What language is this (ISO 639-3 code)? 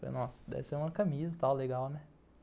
por